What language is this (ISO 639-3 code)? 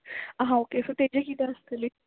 kok